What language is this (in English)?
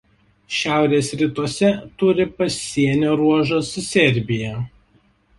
Lithuanian